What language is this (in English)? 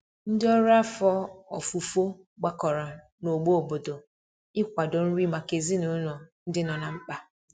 Igbo